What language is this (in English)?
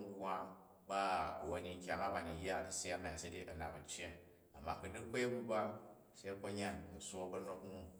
Jju